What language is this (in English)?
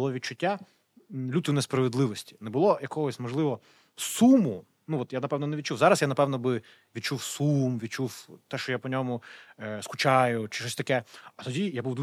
Ukrainian